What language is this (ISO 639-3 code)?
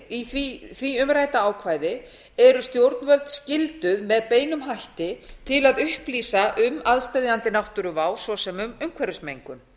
isl